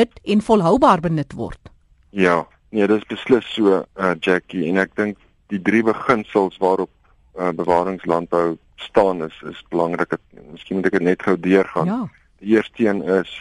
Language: Dutch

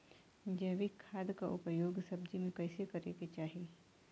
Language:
Bhojpuri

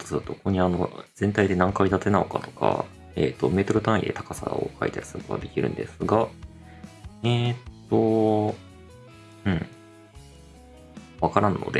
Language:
Japanese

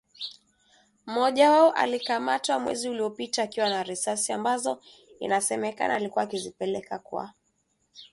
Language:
Swahili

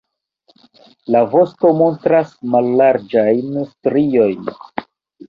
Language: Esperanto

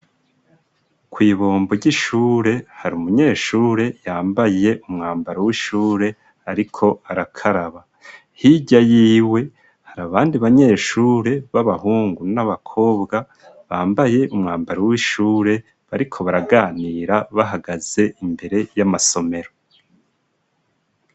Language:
Rundi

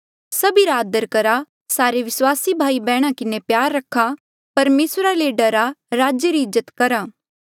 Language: Mandeali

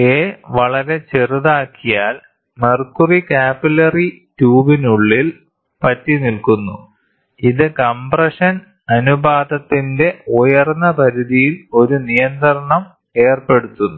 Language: Malayalam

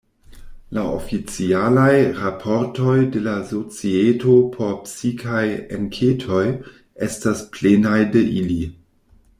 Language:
Esperanto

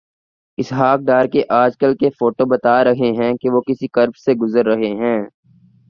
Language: Urdu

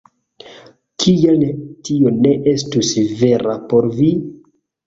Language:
Esperanto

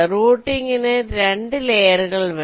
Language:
Malayalam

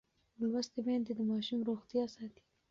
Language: Pashto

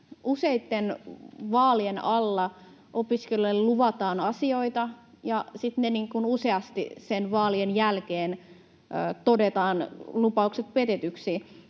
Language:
Finnish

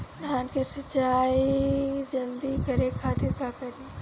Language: Bhojpuri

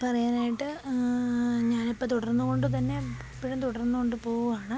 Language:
Malayalam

